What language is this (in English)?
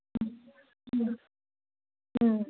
Bodo